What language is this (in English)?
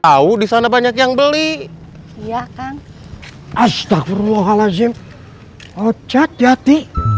Indonesian